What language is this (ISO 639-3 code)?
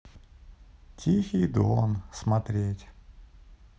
rus